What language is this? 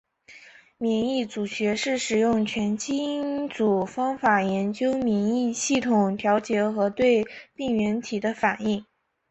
Chinese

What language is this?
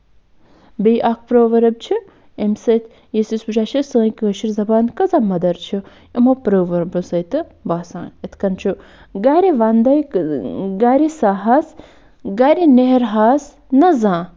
Kashmiri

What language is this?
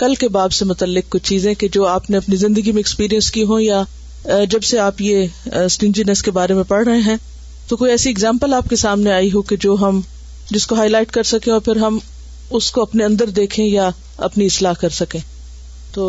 Urdu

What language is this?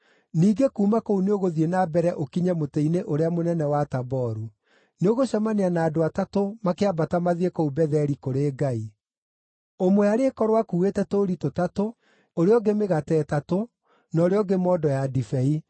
Kikuyu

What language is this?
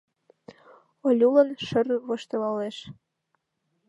Mari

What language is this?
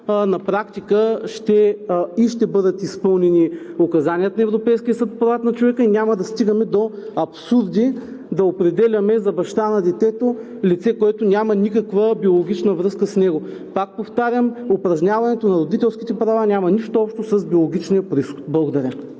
Bulgarian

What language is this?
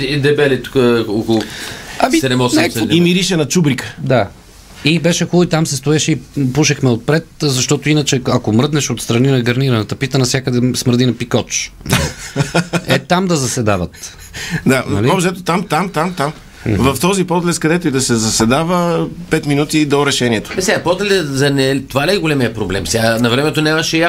Bulgarian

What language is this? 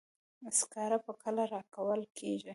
Pashto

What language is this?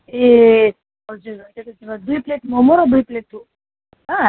Nepali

